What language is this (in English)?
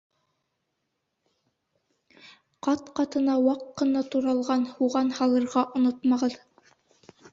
Bashkir